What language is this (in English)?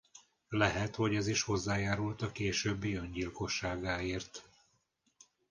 Hungarian